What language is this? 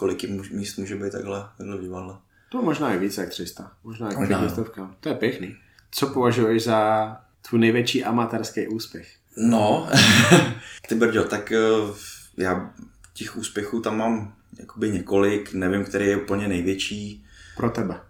Czech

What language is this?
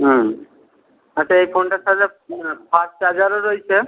Bangla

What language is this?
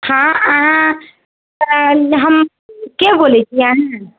Maithili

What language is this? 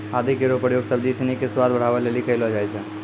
Maithili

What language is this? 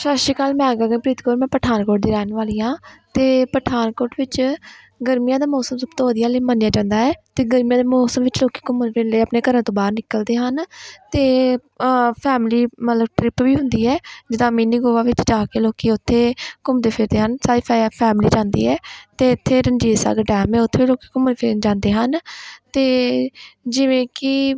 Punjabi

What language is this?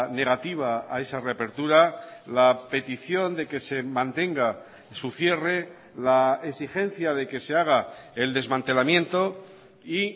Spanish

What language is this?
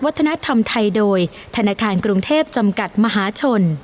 Thai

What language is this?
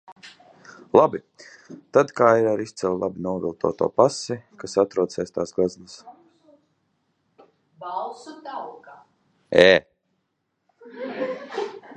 Latvian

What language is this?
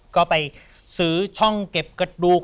Thai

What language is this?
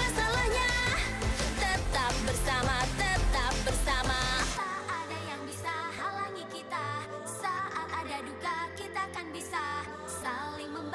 Indonesian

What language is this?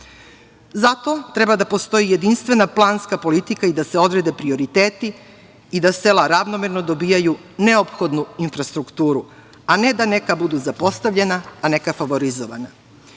Serbian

